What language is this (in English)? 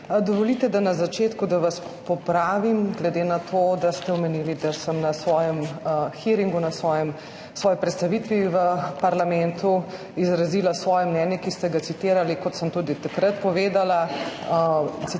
Slovenian